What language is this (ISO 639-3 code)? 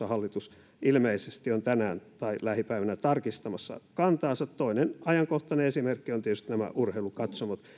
fin